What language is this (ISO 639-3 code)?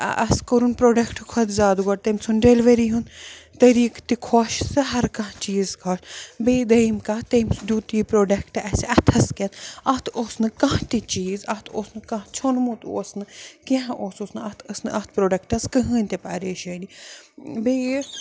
kas